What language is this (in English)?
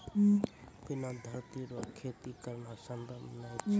Maithili